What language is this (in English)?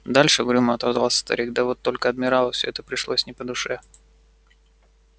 Russian